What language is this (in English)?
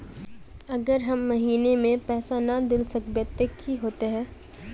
Magahi